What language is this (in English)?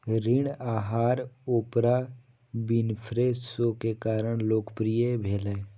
Maithili